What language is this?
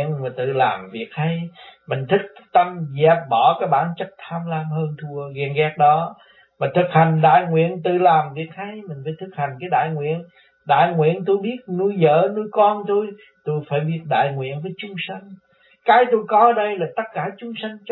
Vietnamese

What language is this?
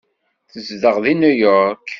Kabyle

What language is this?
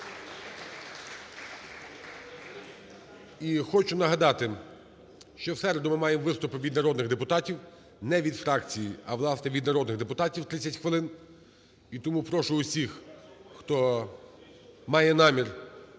Ukrainian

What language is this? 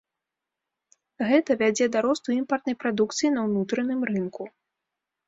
Belarusian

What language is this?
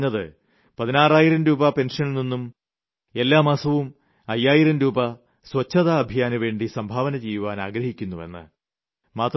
Malayalam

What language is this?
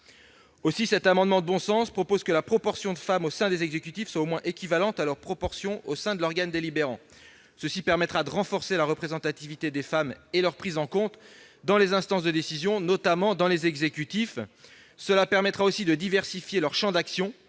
French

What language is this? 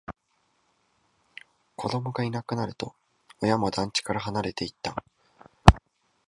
Japanese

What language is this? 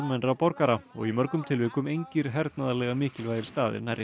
Icelandic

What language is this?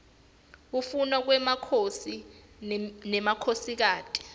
Swati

